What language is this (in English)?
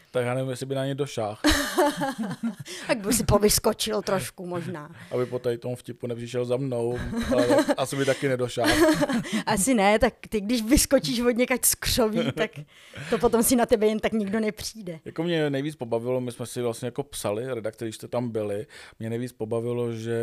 Czech